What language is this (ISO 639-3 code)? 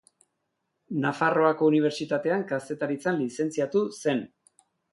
eus